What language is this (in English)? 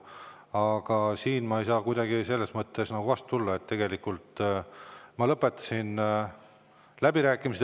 Estonian